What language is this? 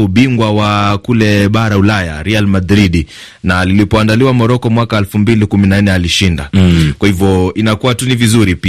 Swahili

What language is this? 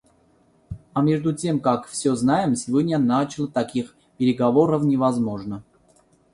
Russian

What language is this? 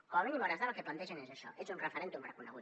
Catalan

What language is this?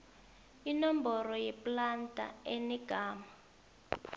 South Ndebele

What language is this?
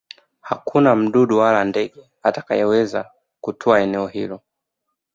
Swahili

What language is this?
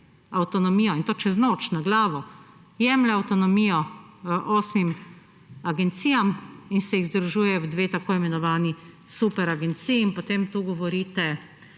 Slovenian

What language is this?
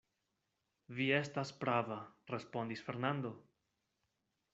Esperanto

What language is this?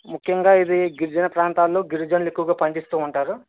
Telugu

